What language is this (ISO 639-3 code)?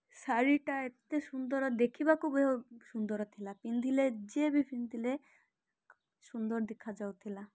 ori